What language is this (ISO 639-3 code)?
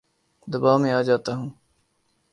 urd